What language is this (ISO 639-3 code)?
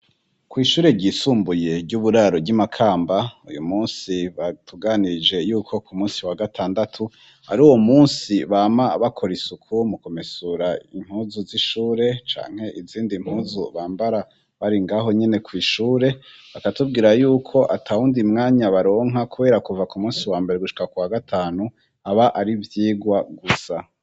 run